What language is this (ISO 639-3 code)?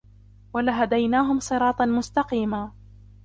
ara